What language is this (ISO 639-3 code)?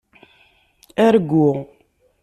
kab